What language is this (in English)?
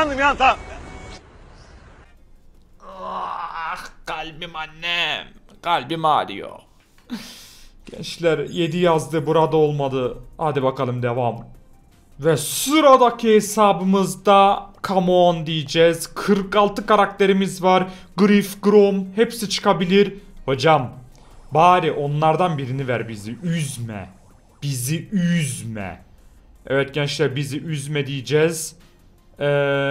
Turkish